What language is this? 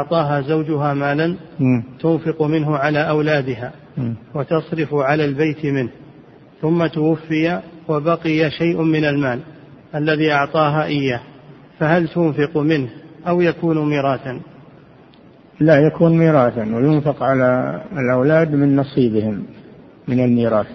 Arabic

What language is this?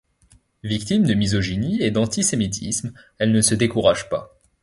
French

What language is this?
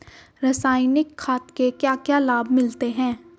Hindi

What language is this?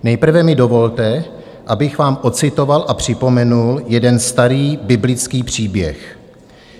Czech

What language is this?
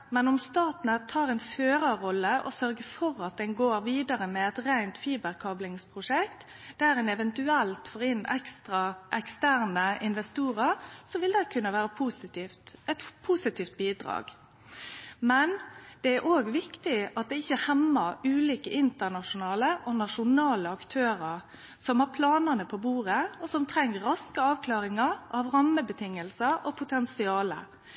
Norwegian Nynorsk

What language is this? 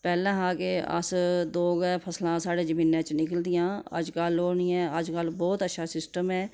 Dogri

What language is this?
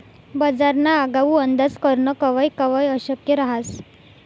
Marathi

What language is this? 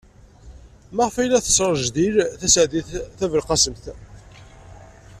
Kabyle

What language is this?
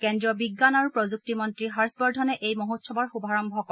Assamese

